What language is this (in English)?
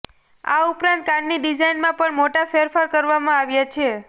Gujarati